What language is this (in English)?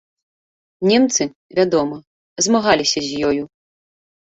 Belarusian